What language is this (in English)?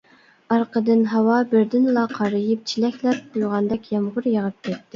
Uyghur